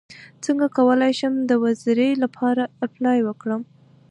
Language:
Pashto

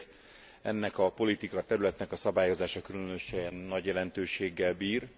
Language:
Hungarian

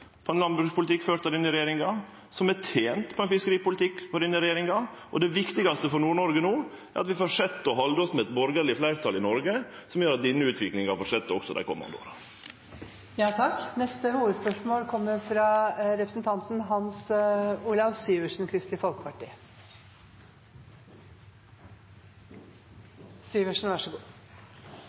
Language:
Norwegian Nynorsk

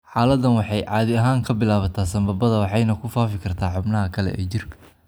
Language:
Somali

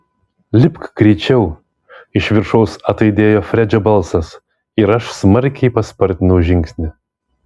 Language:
Lithuanian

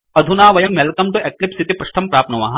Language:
Sanskrit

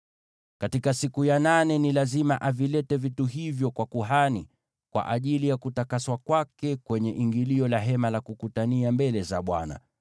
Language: Swahili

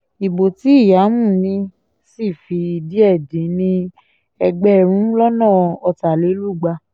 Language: Yoruba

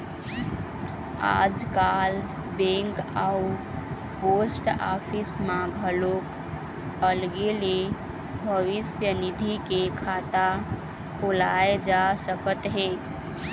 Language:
Chhattisgarhi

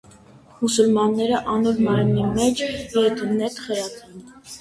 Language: Armenian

